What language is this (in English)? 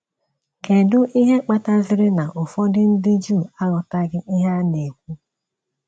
Igbo